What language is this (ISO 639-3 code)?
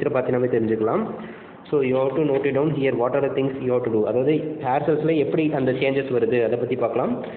ind